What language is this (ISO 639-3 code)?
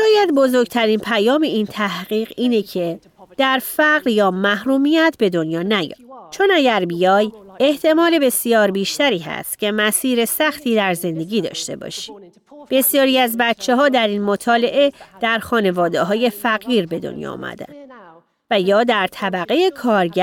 fas